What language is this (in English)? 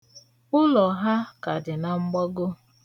Igbo